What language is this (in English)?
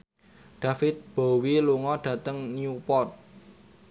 Javanese